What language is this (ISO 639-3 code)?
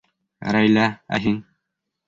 bak